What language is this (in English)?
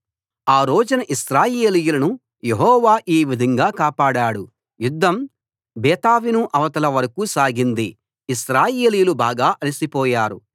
Telugu